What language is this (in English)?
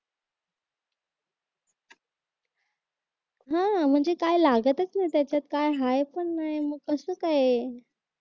Marathi